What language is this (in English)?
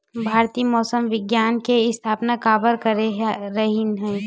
Chhattisgarhi